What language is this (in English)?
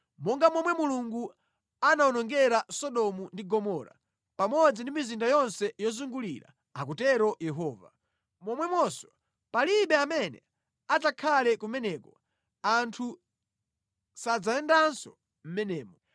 Nyanja